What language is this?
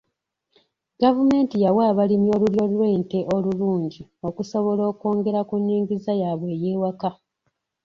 Ganda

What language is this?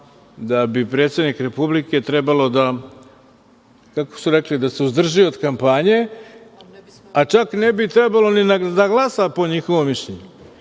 Serbian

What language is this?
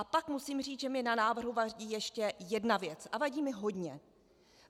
Czech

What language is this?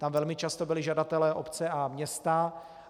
Czech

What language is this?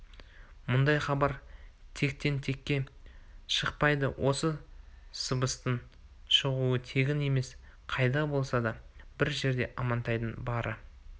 Kazakh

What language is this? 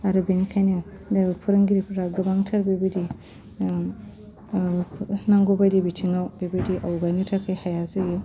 Bodo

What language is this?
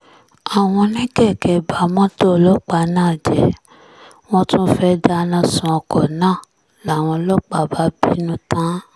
Yoruba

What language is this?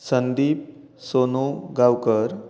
Konkani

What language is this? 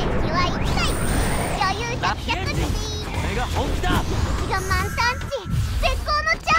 Japanese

